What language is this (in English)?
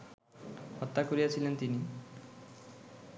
Bangla